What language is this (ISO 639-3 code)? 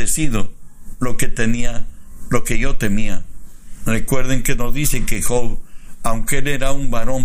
spa